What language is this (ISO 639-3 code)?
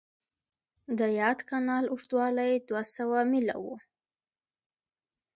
pus